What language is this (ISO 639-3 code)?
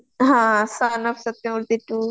ori